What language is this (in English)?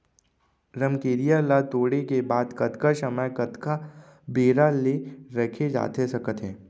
Chhattisgarhi